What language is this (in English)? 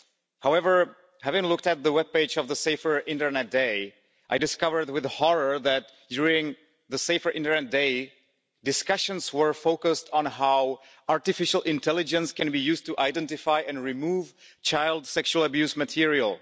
English